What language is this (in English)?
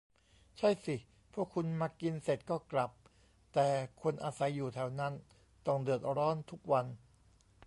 Thai